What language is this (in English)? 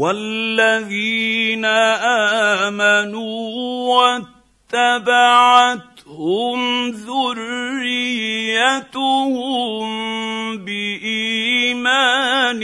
Arabic